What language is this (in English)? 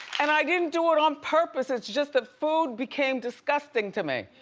English